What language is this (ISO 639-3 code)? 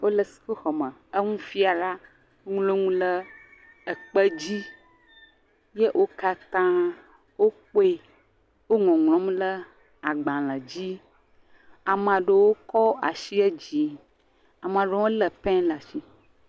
ewe